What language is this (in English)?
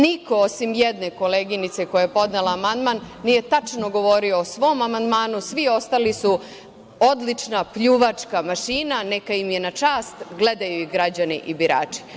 Serbian